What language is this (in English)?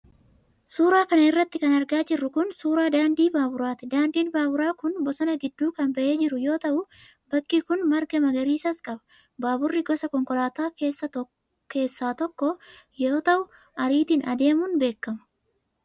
Oromo